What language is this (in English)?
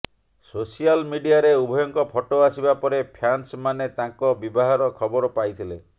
Odia